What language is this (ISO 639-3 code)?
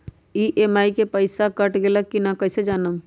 mag